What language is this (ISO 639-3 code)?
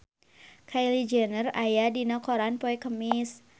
sun